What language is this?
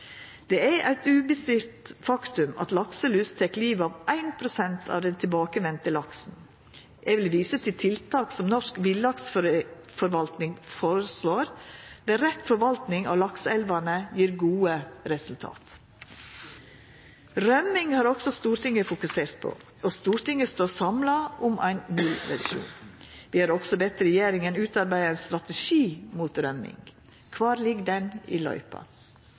Norwegian Nynorsk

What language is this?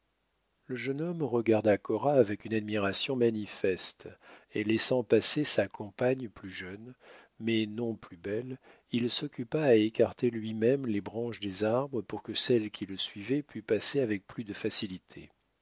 French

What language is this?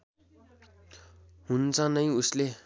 Nepali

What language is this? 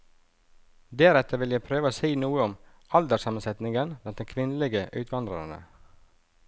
Norwegian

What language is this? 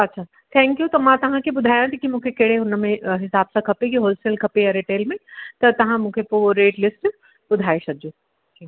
Sindhi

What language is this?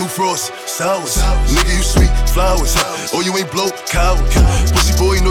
English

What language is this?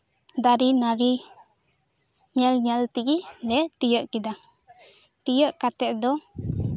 Santali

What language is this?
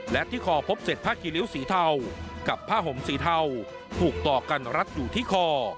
Thai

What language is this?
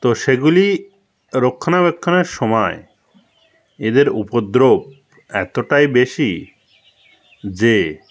Bangla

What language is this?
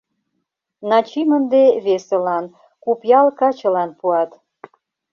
Mari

